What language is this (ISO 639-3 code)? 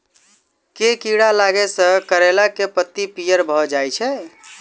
mai